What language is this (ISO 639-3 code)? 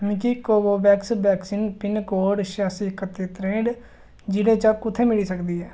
doi